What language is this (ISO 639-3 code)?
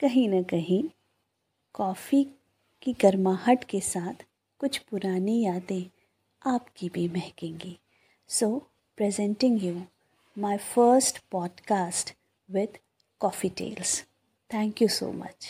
hin